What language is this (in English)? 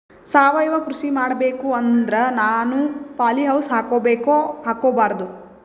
Kannada